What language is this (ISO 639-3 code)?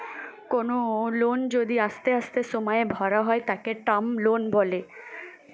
ben